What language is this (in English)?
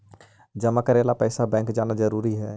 Magahi